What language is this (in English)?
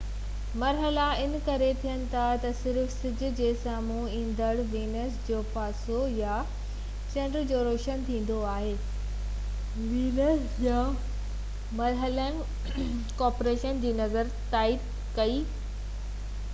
Sindhi